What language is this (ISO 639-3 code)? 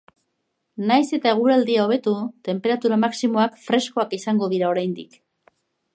eus